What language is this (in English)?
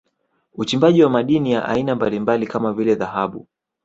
Swahili